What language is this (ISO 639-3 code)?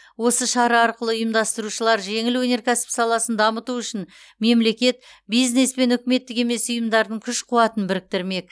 kaz